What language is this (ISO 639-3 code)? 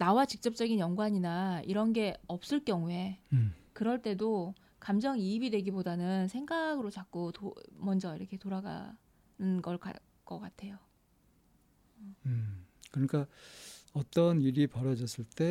kor